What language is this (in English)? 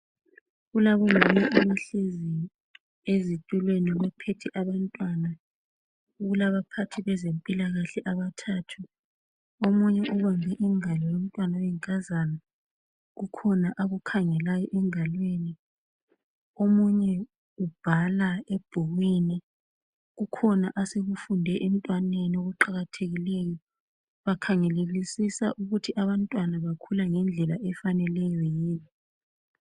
North Ndebele